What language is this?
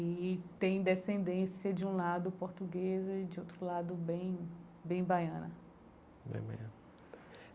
Portuguese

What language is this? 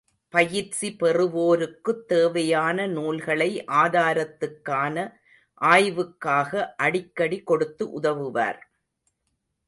Tamil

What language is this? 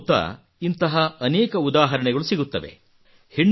Kannada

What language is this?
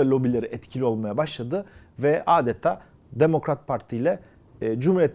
Turkish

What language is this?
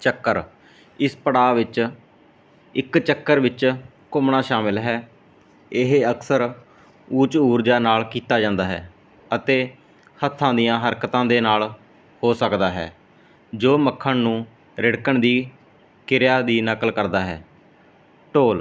Punjabi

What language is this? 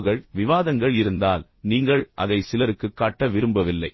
Tamil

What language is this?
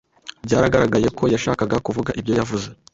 Kinyarwanda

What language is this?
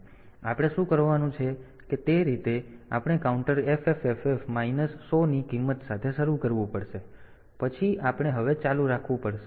Gujarati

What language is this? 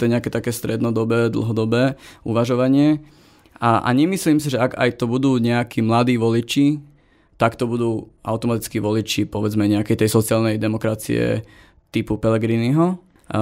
Slovak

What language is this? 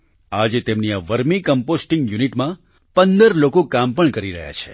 Gujarati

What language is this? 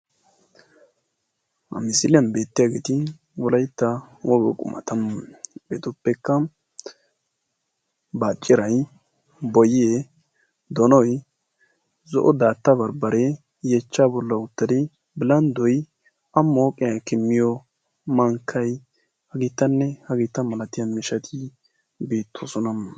Wolaytta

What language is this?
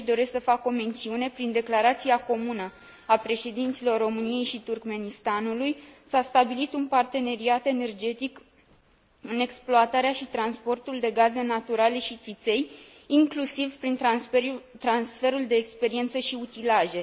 Romanian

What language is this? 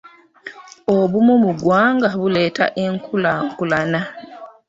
Ganda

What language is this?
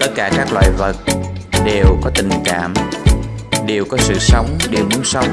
Vietnamese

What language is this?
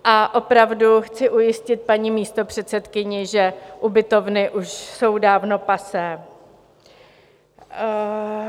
Czech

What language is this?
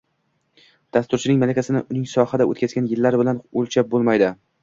Uzbek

